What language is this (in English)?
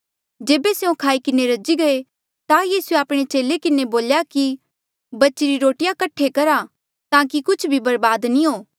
Mandeali